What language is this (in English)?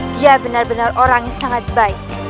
Indonesian